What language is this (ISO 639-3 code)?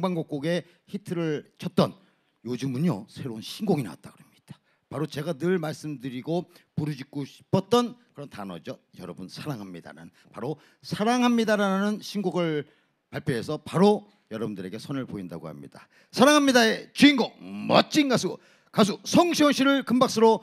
kor